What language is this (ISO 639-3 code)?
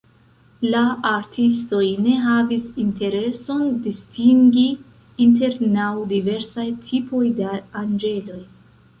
epo